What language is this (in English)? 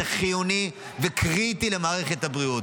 Hebrew